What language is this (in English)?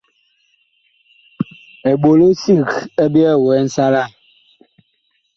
Bakoko